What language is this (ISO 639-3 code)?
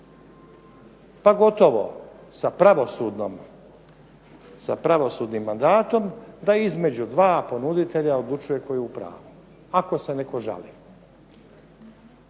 hrv